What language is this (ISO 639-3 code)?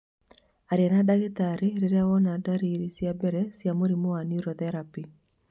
kik